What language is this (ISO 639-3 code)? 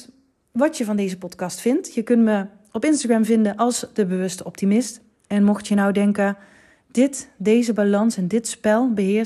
nld